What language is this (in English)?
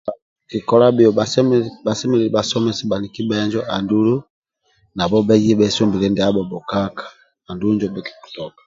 Amba (Uganda)